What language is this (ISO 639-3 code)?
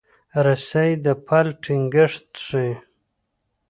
pus